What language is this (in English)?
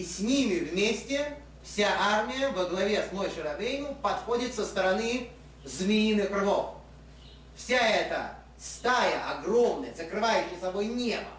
Russian